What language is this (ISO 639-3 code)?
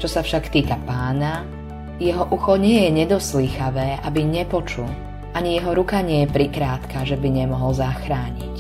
slk